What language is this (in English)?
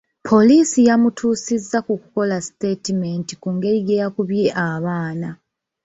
Ganda